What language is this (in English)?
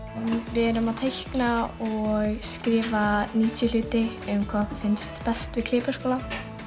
Icelandic